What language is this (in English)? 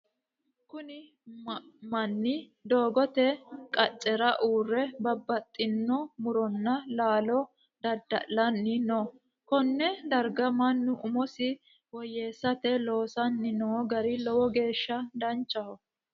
Sidamo